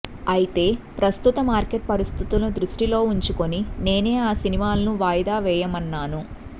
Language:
Telugu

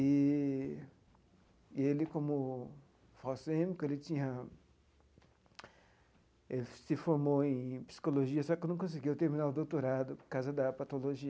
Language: Portuguese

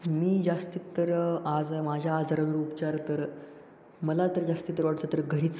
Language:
Marathi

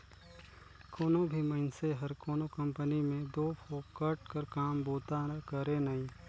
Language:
Chhattisgarhi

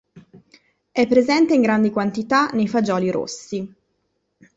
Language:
Italian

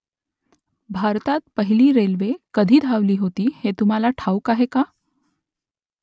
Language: Marathi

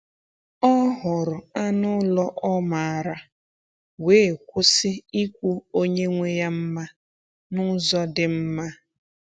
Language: Igbo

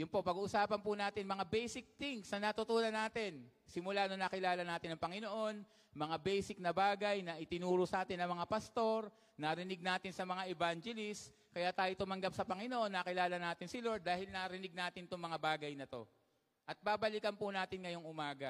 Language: Filipino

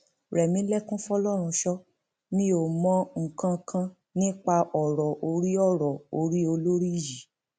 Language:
Yoruba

